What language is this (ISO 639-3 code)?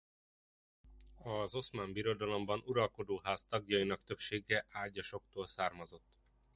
hun